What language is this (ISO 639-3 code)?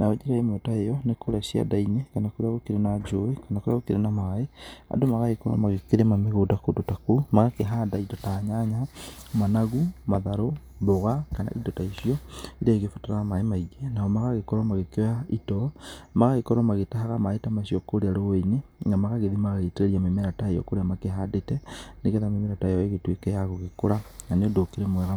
kik